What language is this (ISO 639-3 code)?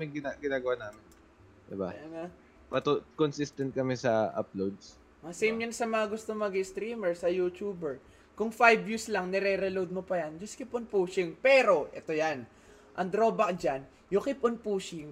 fil